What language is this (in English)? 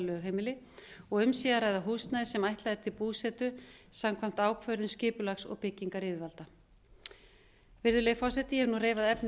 Icelandic